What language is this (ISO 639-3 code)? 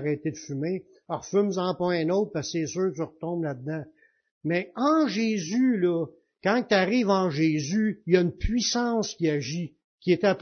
fra